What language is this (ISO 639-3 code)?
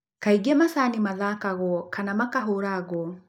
kik